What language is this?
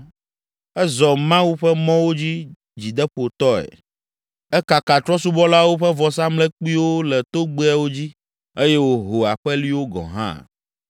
Ewe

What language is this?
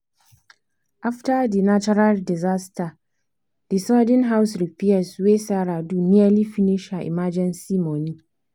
Nigerian Pidgin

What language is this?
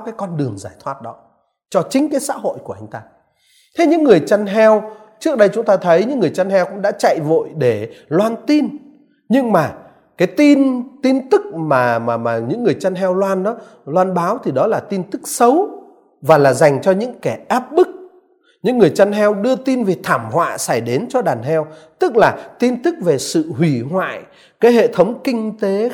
Vietnamese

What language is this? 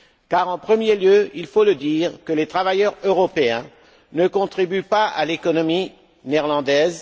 French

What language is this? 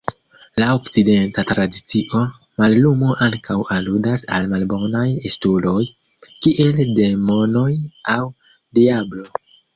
Esperanto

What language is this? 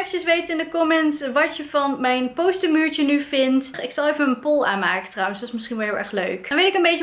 Dutch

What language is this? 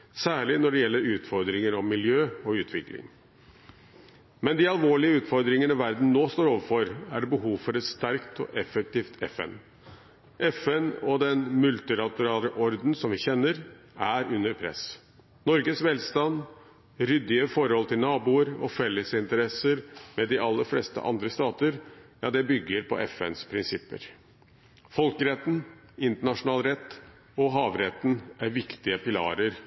Norwegian Bokmål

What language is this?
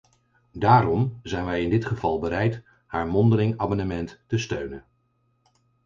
Dutch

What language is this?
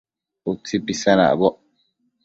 Matsés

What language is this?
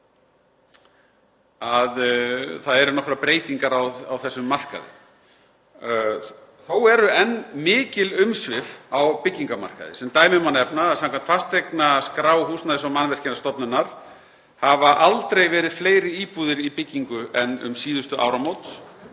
Icelandic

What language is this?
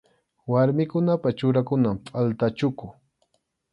Arequipa-La Unión Quechua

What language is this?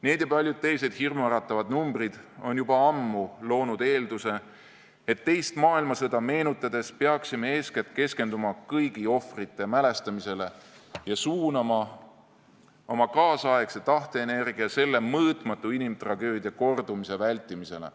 Estonian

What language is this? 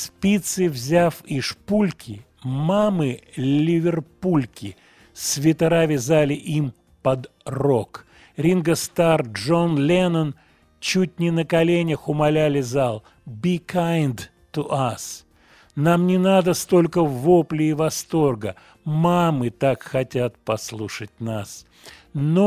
Russian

